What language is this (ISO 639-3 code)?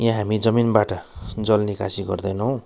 nep